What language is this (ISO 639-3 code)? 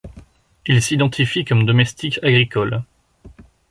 fra